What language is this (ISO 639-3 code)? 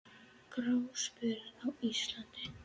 isl